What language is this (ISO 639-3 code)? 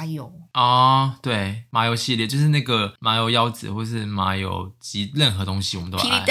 zho